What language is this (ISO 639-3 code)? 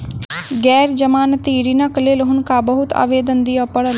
mai